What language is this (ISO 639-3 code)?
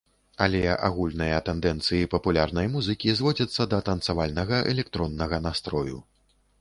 bel